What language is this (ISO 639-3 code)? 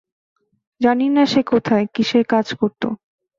ben